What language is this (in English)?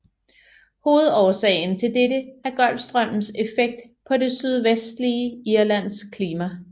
Danish